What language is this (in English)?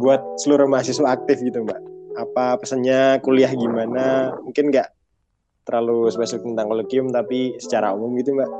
Indonesian